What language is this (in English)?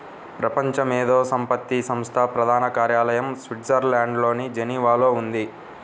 Telugu